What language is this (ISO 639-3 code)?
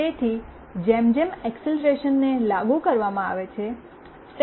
guj